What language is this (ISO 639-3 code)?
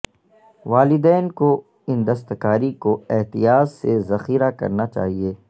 urd